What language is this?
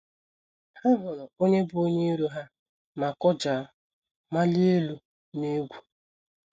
Igbo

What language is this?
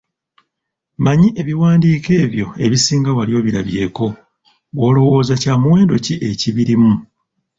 Ganda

